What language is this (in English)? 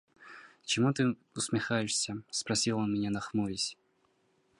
Russian